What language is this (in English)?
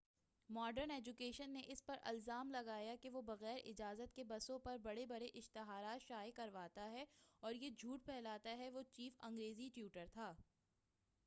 Urdu